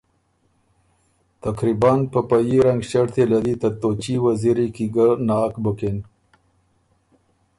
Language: Ormuri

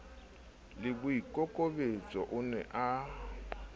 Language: Southern Sotho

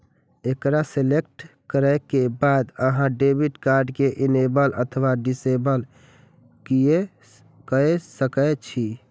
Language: Maithili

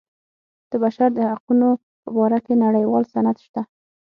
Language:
Pashto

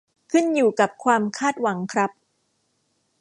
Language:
Thai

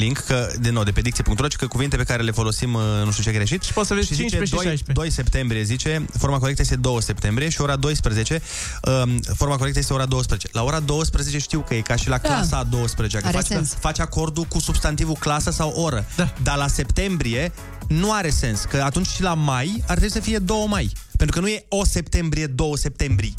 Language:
Romanian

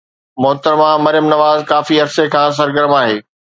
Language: Sindhi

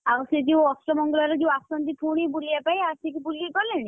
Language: Odia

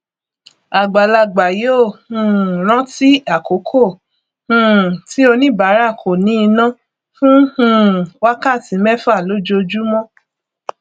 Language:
Yoruba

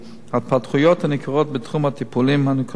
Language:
Hebrew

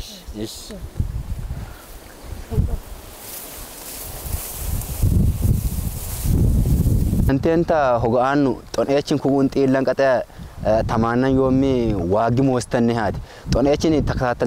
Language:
Arabic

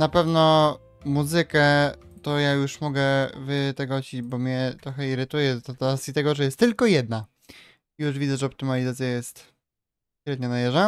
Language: Polish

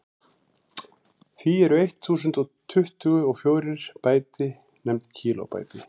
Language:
Icelandic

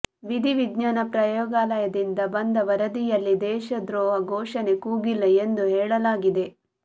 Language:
Kannada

